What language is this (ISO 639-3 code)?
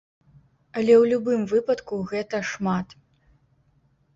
bel